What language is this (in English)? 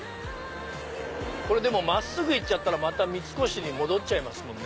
Japanese